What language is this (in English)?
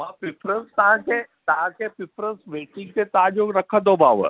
Sindhi